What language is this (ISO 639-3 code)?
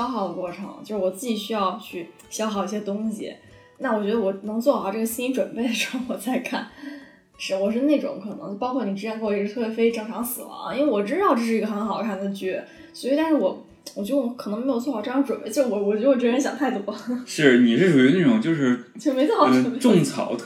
zho